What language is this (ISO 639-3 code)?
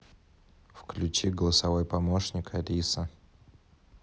rus